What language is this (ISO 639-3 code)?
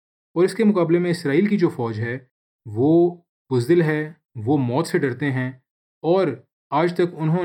urd